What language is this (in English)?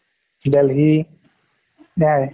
Assamese